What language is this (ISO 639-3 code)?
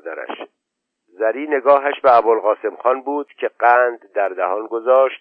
fas